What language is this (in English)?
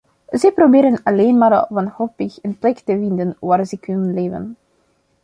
Dutch